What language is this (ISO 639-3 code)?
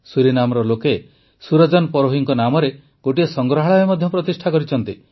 ori